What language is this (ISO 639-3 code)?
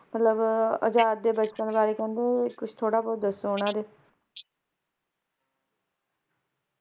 pan